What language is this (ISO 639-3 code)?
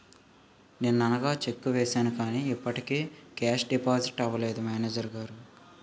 tel